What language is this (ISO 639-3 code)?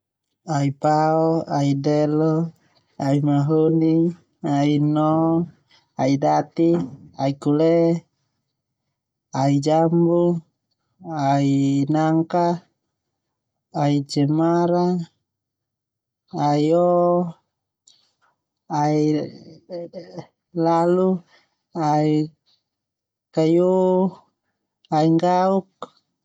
twu